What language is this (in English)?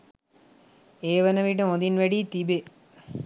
Sinhala